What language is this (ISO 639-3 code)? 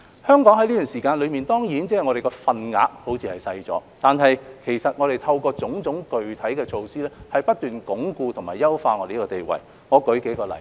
yue